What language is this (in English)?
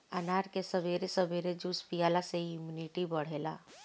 Bhojpuri